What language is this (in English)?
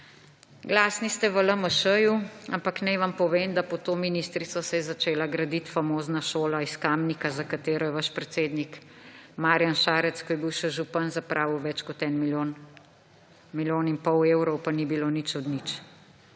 Slovenian